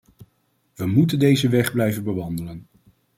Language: Dutch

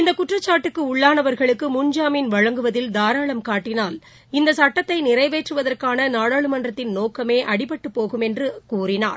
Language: Tamil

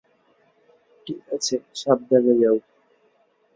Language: Bangla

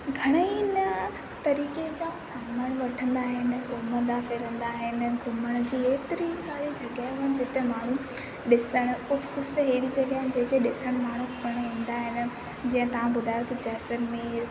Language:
Sindhi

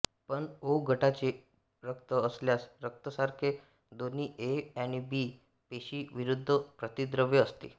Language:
Marathi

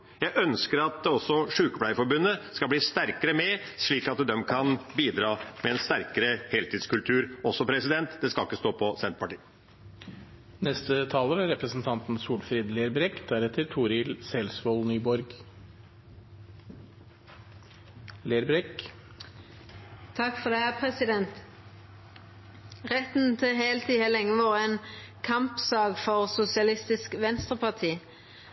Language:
Norwegian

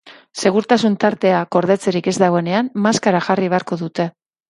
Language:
Basque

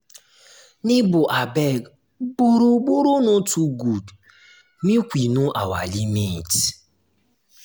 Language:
Nigerian Pidgin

